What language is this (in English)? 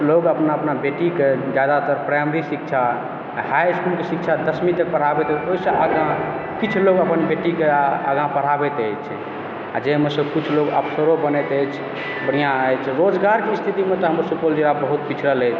Maithili